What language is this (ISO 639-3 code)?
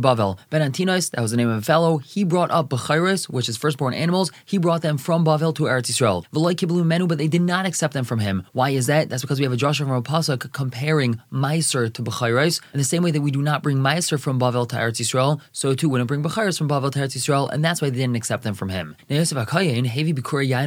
eng